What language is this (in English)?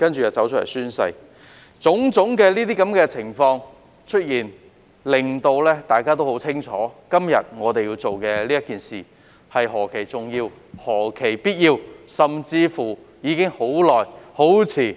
Cantonese